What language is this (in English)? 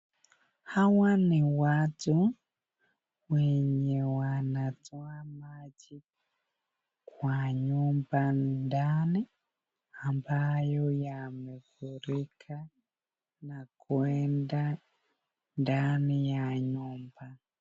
Swahili